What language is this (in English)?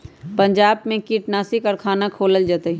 Magahi